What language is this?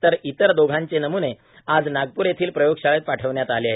Marathi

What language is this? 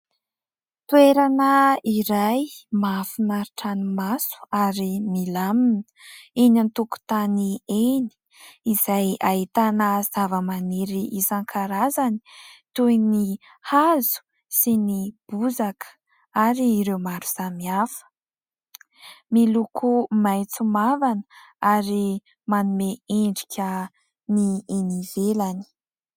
Malagasy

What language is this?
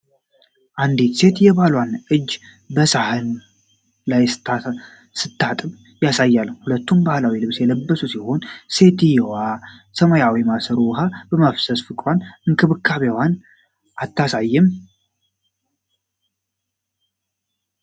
Amharic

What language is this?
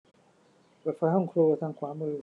Thai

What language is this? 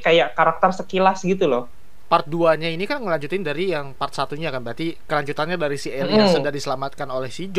Indonesian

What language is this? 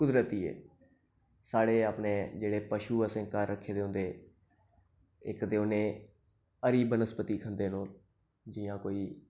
Dogri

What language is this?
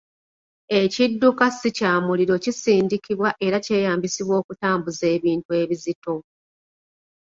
Ganda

